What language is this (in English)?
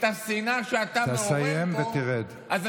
Hebrew